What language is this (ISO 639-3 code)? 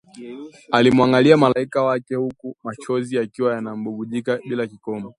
swa